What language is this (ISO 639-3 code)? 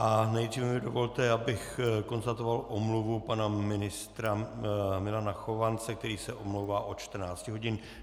ces